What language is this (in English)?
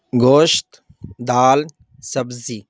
Urdu